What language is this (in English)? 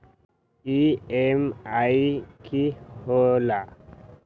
Magahi